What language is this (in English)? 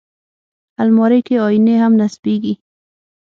Pashto